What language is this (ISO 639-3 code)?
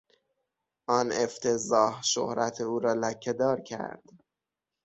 fas